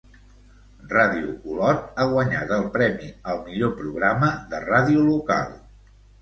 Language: Catalan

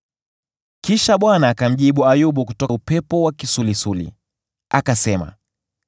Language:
Swahili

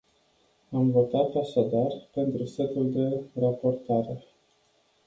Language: Romanian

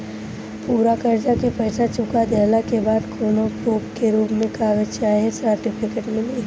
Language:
Bhojpuri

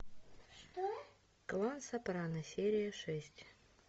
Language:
Russian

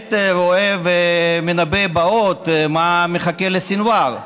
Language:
Hebrew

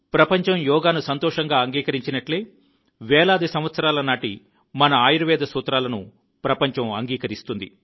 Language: Telugu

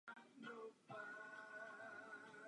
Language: Czech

